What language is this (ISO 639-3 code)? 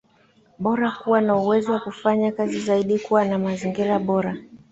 swa